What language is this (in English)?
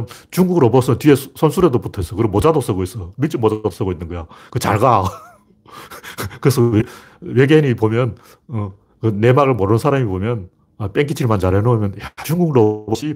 Korean